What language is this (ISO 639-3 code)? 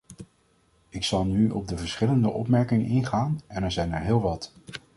nld